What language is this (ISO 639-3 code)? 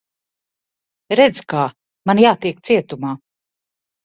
lav